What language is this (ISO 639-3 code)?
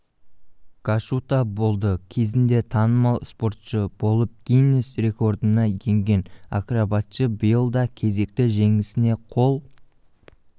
kaz